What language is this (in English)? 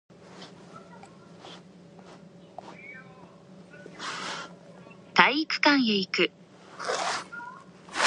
Japanese